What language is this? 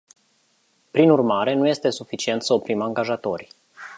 Romanian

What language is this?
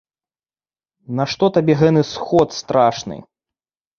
Belarusian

